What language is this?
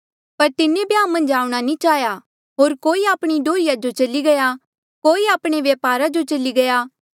Mandeali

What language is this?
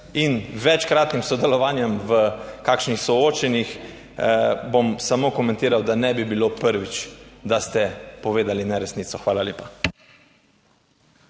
Slovenian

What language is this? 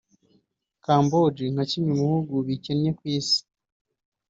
Kinyarwanda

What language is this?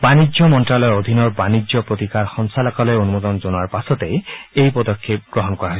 Assamese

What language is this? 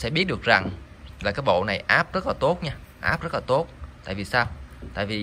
Vietnamese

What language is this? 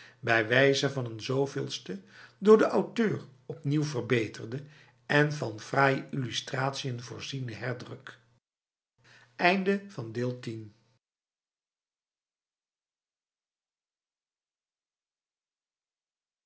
Dutch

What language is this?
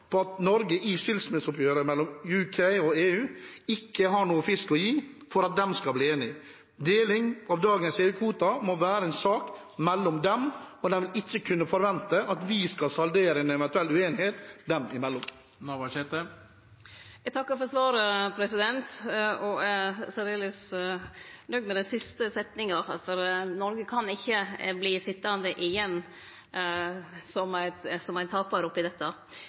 Norwegian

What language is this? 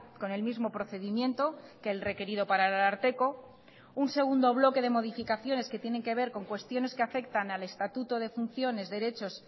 Spanish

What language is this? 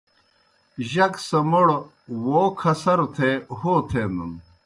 Kohistani Shina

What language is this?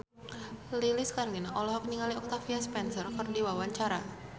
Sundanese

